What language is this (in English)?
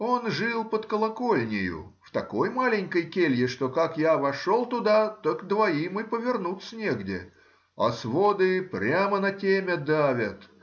Russian